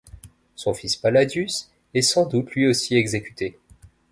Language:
French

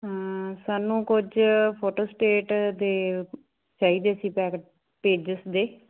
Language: Punjabi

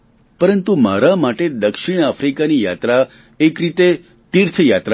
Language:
Gujarati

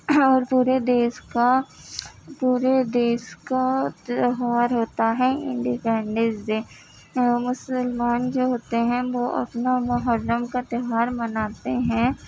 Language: Urdu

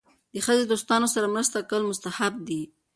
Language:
Pashto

